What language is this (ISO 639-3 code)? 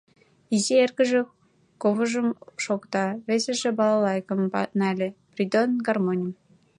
chm